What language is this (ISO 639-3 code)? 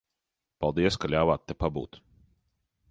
lav